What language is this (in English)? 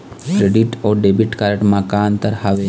Chhattisgarhi